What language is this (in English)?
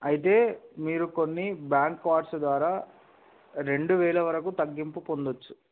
Telugu